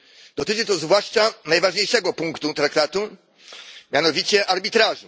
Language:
Polish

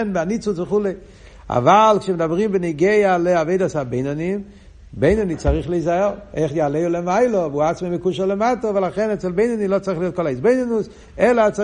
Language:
Hebrew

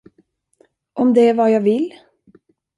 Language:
Swedish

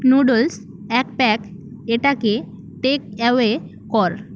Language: Bangla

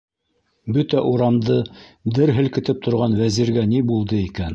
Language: Bashkir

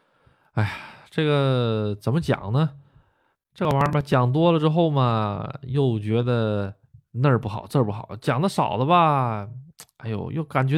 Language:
Chinese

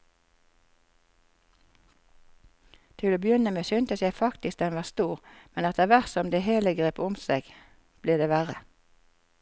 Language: Norwegian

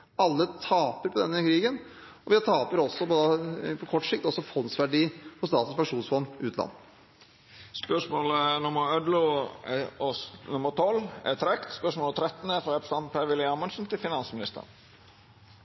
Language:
Norwegian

